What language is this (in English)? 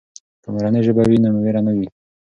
Pashto